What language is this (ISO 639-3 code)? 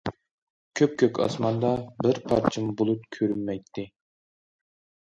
uig